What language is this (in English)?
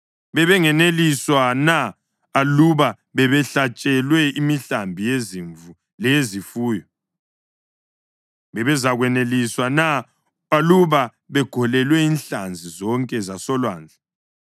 North Ndebele